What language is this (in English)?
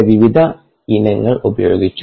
Malayalam